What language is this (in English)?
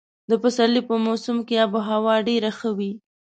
Pashto